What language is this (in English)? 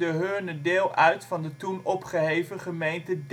Dutch